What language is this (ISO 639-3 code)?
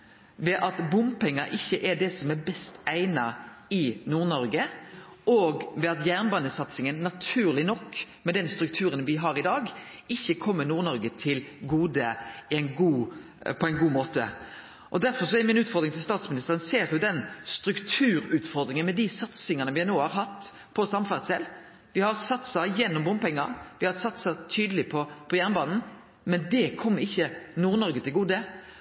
nno